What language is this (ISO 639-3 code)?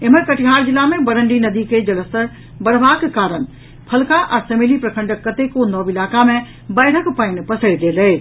mai